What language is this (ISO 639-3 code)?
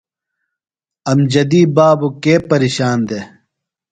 phl